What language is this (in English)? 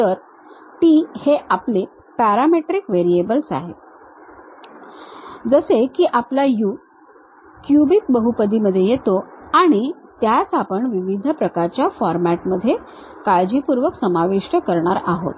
Marathi